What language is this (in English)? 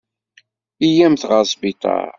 Kabyle